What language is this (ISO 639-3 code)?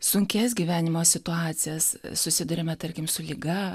lit